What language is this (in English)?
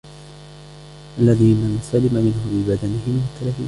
Arabic